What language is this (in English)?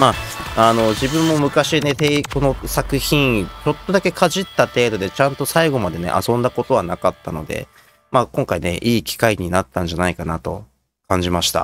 Japanese